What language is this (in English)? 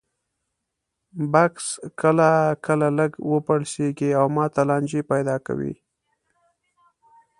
Pashto